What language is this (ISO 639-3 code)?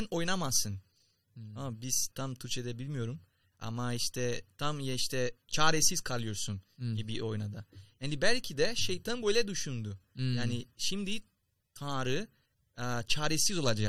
tur